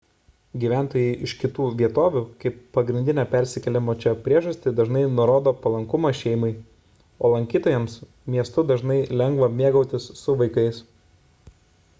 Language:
Lithuanian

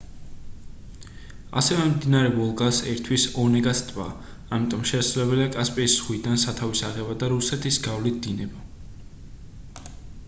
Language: Georgian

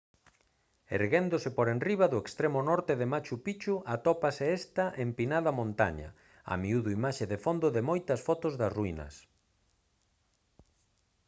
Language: Galician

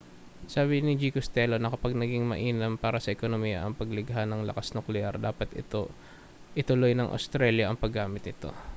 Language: Filipino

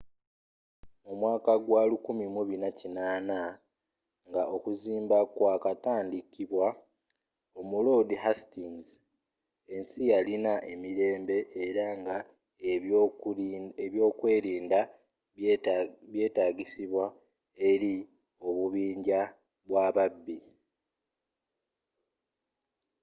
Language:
Ganda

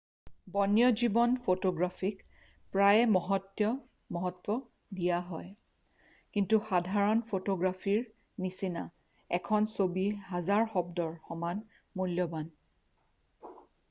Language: Assamese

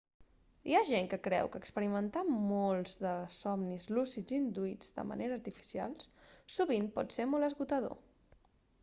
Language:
Catalan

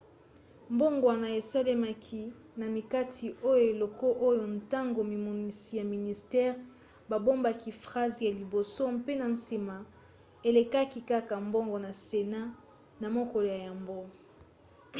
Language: Lingala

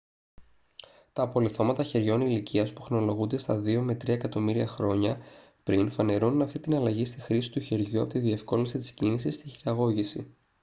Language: Greek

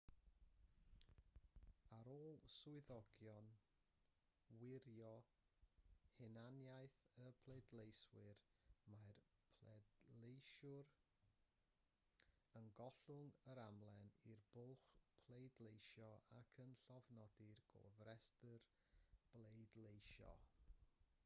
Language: Welsh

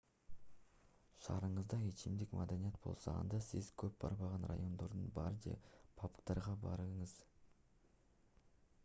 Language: Kyrgyz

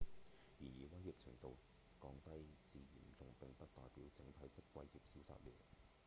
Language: Cantonese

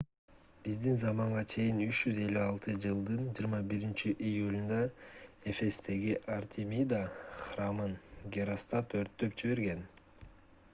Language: Kyrgyz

